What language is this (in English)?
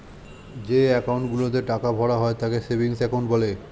Bangla